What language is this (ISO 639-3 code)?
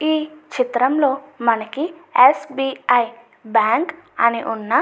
tel